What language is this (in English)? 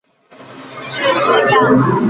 Chinese